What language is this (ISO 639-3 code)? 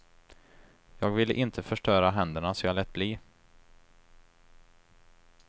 swe